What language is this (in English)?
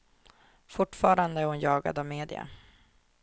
Swedish